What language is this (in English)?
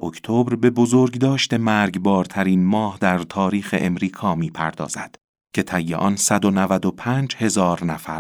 Persian